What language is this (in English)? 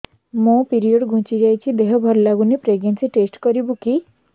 Odia